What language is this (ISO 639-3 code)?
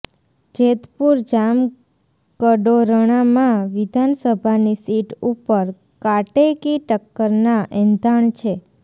guj